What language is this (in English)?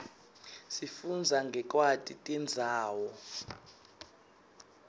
Swati